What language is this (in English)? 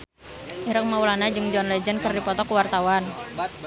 Sundanese